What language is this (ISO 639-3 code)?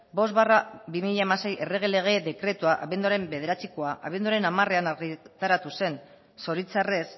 eus